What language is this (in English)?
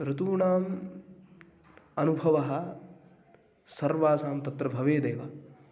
Sanskrit